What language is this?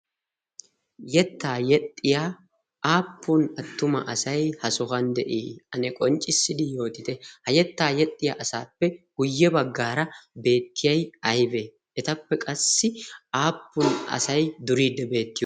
Wolaytta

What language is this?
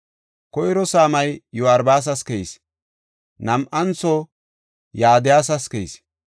Gofa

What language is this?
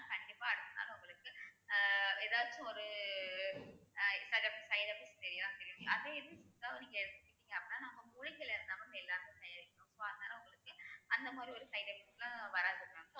Tamil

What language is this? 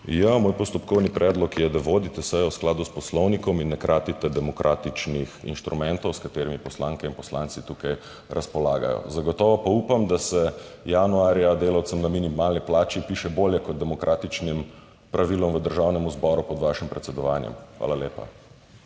Slovenian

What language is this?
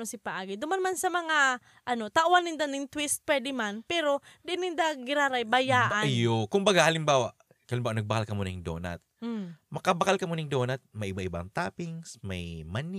Filipino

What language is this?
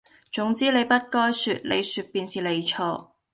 Cantonese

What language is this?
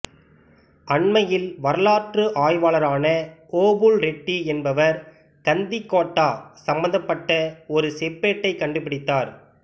Tamil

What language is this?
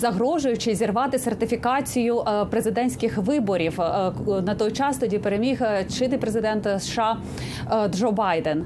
Ukrainian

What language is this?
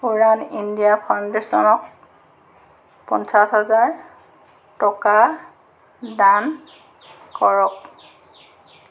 Assamese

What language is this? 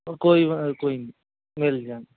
Punjabi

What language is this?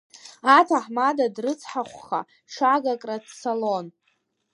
Abkhazian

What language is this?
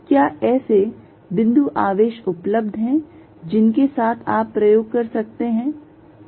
Hindi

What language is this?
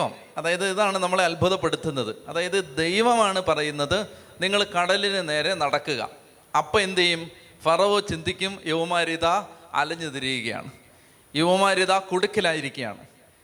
Malayalam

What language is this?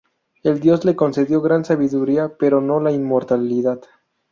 Spanish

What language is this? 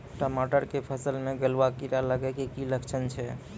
Maithili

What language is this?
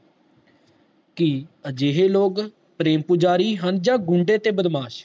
Punjabi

